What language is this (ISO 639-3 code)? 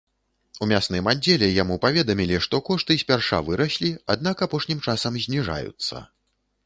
bel